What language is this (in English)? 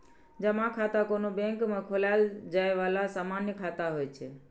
Maithili